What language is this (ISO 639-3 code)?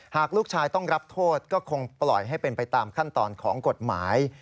tha